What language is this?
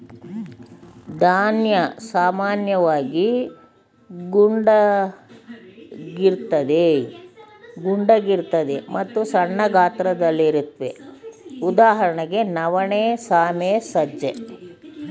Kannada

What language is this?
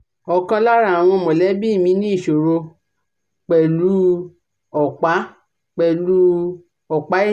Yoruba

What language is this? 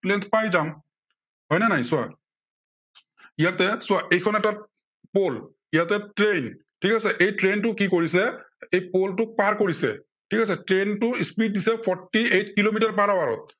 Assamese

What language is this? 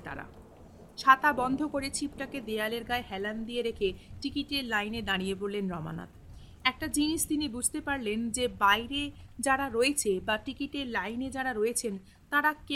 Bangla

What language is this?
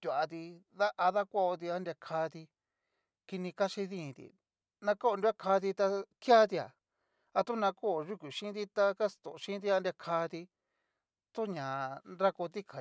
Cacaloxtepec Mixtec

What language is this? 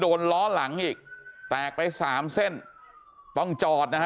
Thai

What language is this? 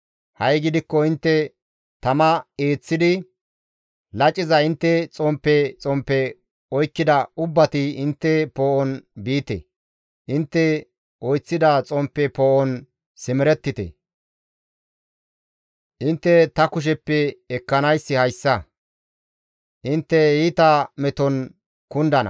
Gamo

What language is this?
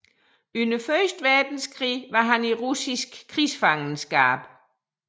Danish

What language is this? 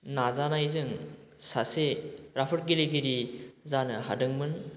Bodo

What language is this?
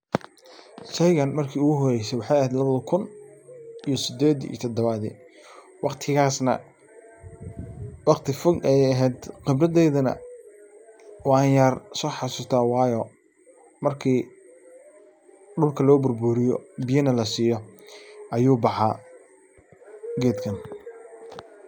Somali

